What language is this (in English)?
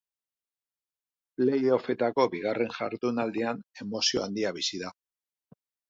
Basque